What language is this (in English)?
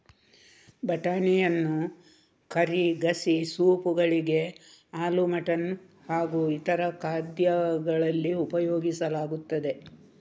Kannada